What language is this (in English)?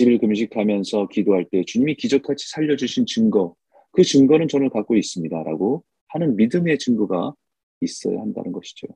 Korean